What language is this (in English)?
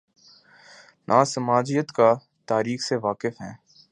Urdu